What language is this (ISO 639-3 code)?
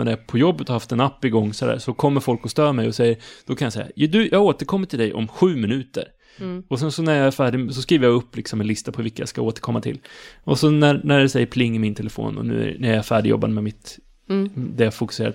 swe